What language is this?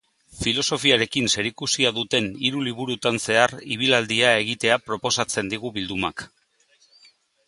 Basque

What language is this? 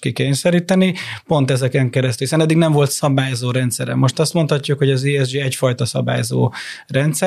Hungarian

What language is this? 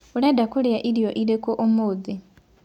Kikuyu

